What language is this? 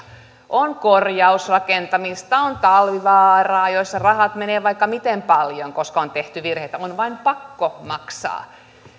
Finnish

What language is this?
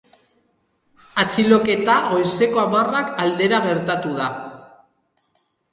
Basque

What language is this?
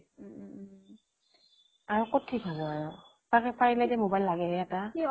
Assamese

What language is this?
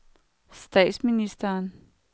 Danish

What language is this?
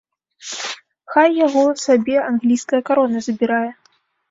Belarusian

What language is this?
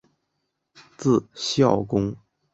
Chinese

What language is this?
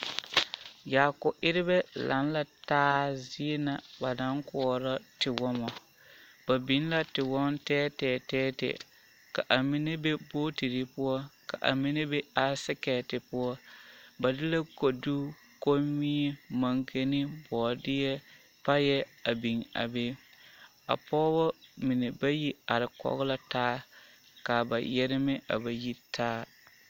Southern Dagaare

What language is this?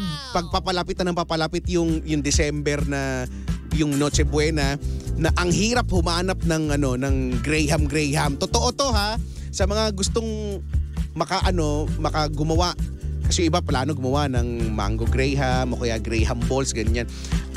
Filipino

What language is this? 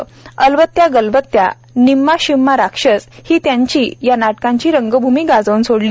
Marathi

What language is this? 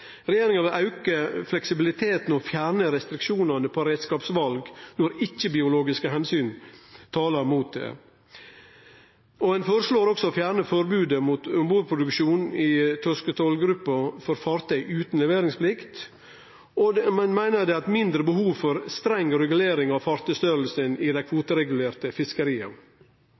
Norwegian Nynorsk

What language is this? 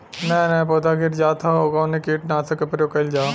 Bhojpuri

